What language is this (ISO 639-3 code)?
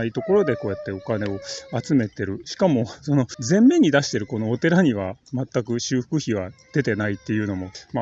jpn